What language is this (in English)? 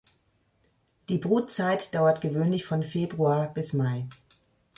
German